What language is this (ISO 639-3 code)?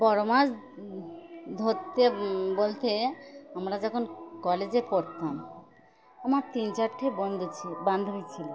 ben